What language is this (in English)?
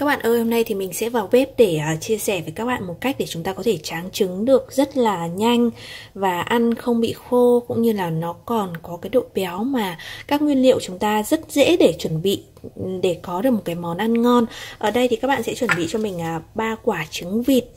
Vietnamese